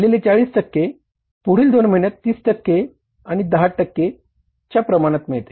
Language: Marathi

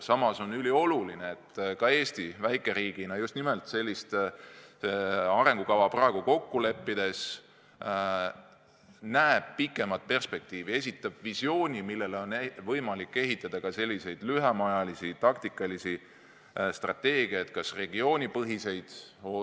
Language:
Estonian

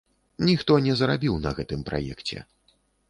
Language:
Belarusian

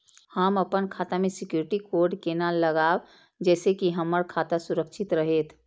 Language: Maithili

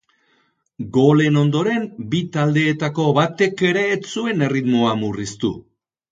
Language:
Basque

